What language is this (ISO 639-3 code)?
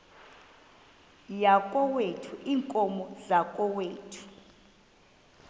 xho